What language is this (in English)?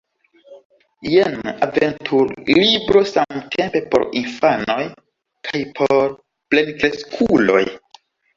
Esperanto